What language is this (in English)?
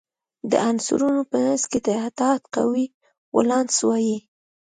Pashto